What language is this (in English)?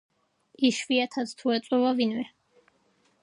Georgian